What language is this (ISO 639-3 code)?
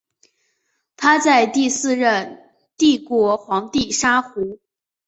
zho